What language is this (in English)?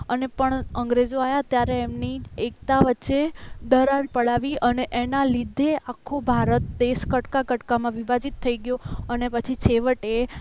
Gujarati